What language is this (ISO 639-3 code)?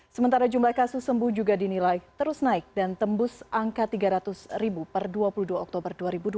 ind